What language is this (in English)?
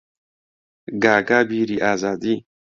Central Kurdish